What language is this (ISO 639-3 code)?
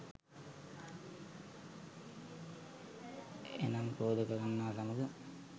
sin